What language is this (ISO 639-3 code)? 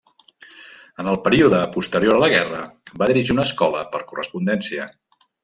cat